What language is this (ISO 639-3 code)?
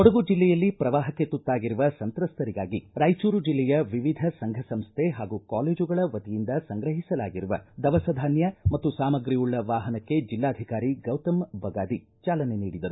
kan